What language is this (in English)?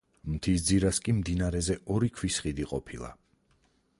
Georgian